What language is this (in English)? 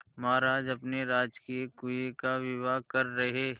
Hindi